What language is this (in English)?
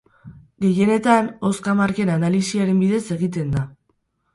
Basque